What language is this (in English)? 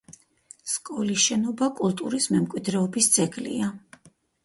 Georgian